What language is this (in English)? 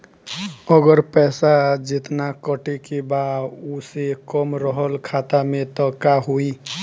Bhojpuri